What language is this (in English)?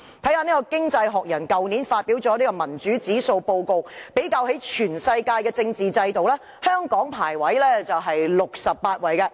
Cantonese